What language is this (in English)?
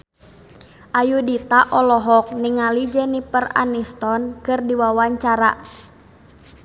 Sundanese